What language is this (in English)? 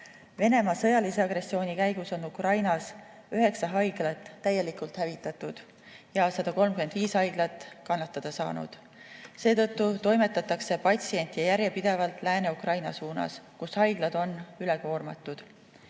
Estonian